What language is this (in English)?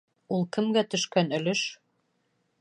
Bashkir